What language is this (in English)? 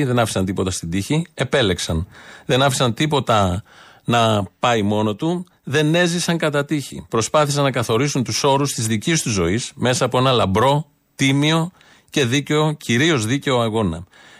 Greek